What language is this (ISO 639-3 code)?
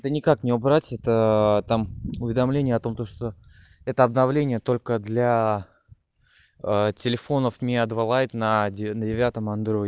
rus